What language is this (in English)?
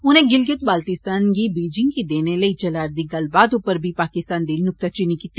Dogri